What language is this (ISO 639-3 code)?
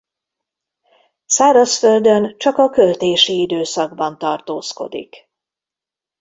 hun